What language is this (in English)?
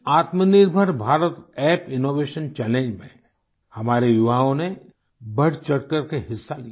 Hindi